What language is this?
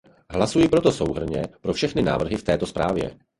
Czech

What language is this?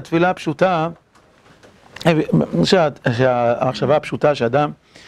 Hebrew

